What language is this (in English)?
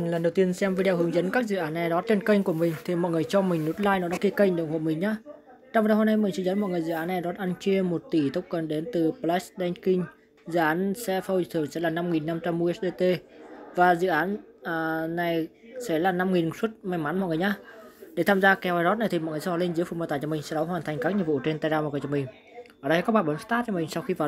Vietnamese